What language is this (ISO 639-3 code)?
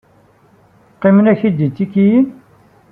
kab